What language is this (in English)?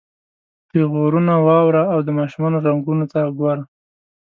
Pashto